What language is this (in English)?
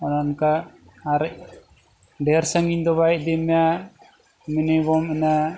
Santali